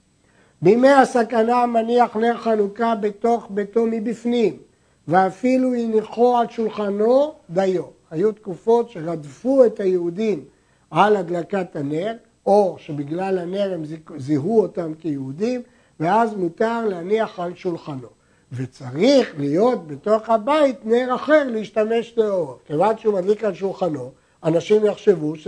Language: Hebrew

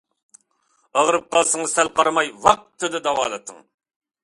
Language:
Uyghur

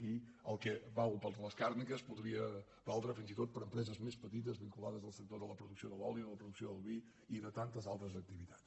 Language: Catalan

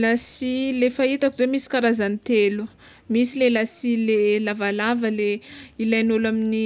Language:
Tsimihety Malagasy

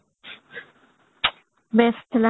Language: Odia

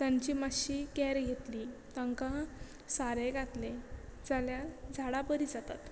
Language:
Konkani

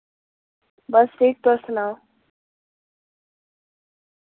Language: Dogri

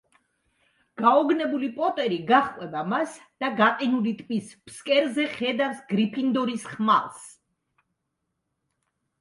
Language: Georgian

